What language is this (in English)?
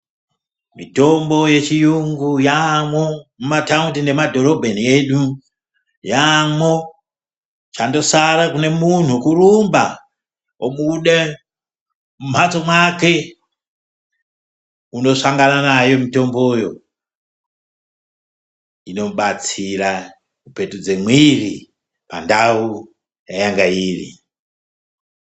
Ndau